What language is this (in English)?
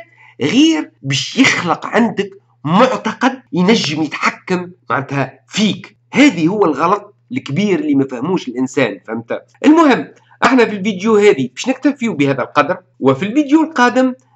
Arabic